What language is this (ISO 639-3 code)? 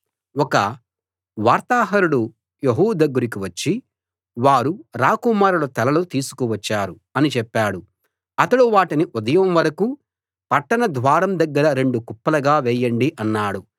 tel